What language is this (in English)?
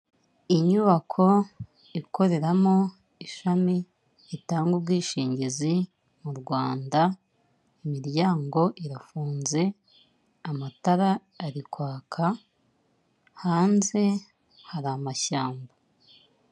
Kinyarwanda